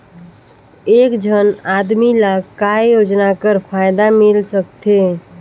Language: Chhattisgarhi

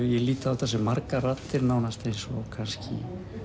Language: Icelandic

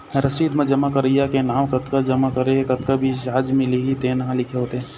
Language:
Chhattisgarhi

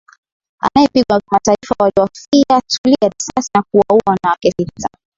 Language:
Swahili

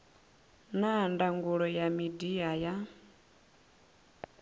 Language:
Venda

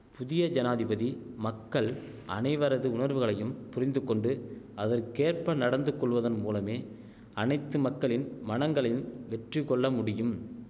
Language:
Tamil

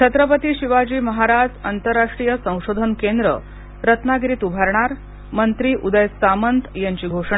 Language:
Marathi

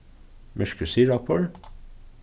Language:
Faroese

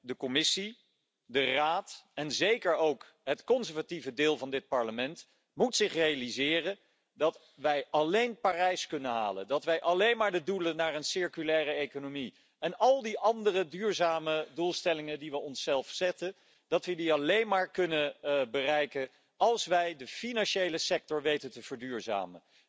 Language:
Dutch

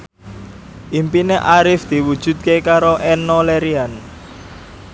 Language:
Javanese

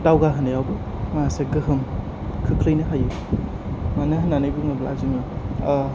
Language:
Bodo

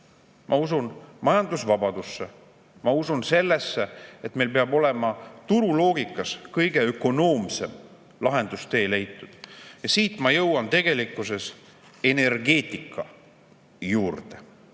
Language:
Estonian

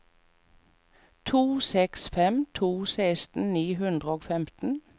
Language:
Norwegian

